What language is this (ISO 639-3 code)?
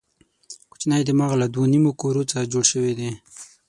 pus